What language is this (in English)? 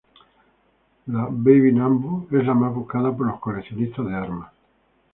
Spanish